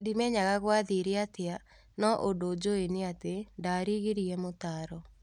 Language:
Kikuyu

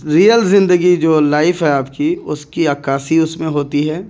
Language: Urdu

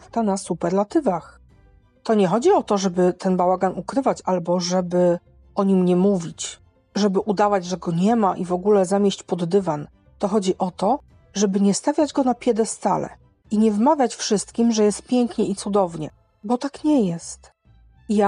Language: Polish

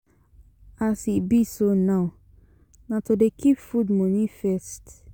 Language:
Nigerian Pidgin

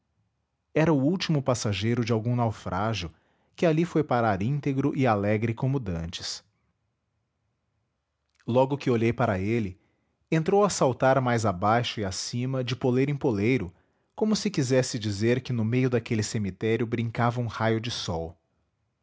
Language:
Portuguese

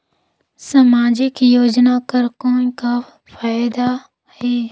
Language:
Chhattisgarhi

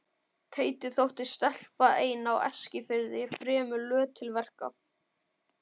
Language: Icelandic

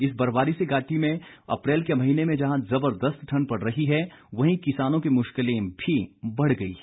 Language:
Hindi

